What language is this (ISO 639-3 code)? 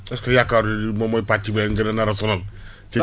wol